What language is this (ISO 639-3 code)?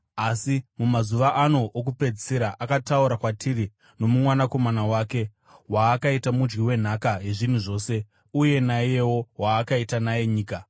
sna